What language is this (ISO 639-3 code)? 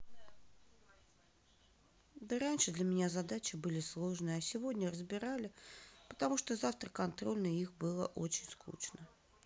rus